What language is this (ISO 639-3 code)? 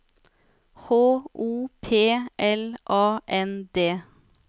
nor